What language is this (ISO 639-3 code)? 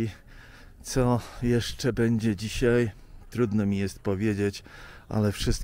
pol